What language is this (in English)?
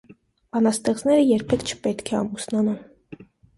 Armenian